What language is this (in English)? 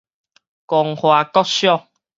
Min Nan Chinese